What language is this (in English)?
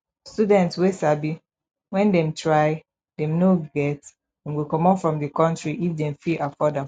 Nigerian Pidgin